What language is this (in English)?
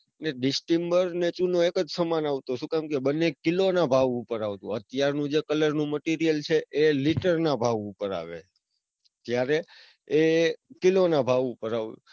Gujarati